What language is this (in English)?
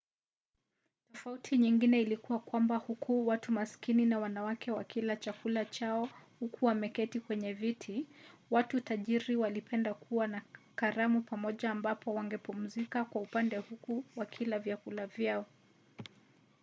Swahili